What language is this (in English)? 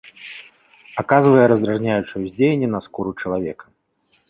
Belarusian